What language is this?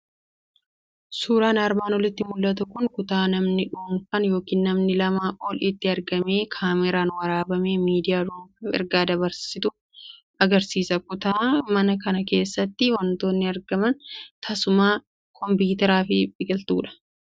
Oromo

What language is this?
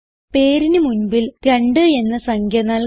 Malayalam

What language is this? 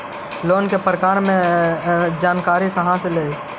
Magahi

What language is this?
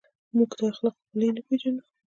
Pashto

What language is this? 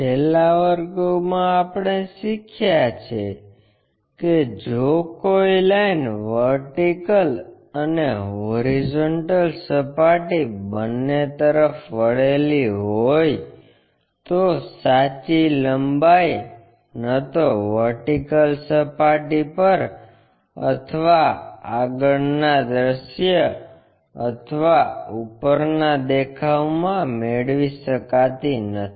Gujarati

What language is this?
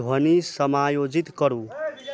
Maithili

